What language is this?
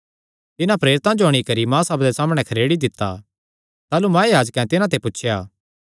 Kangri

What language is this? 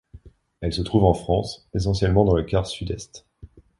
French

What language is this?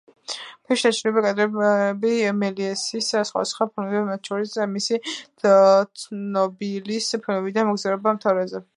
Georgian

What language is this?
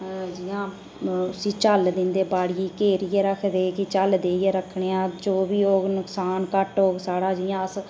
Dogri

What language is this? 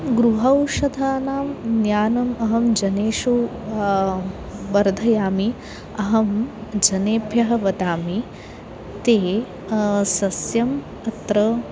Sanskrit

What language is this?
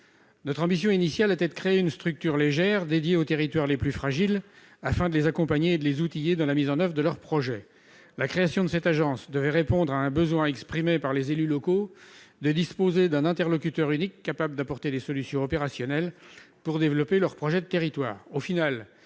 French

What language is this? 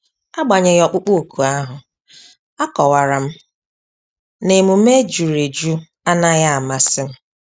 Igbo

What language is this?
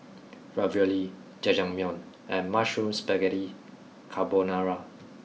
English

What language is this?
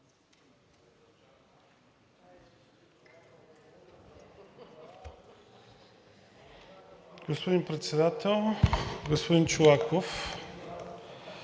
Bulgarian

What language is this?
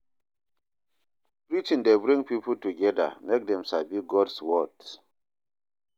Nigerian Pidgin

